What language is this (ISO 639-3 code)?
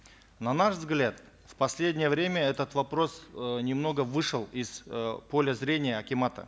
kaz